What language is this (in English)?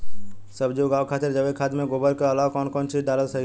Bhojpuri